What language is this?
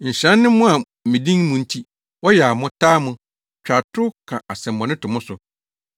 Akan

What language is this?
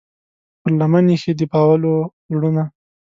Pashto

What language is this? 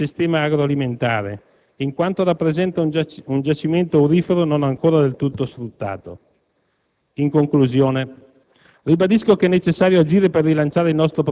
Italian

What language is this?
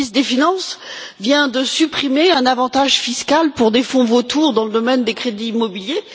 French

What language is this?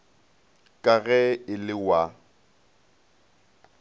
Northern Sotho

